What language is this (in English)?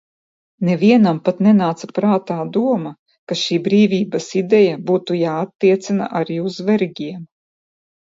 Latvian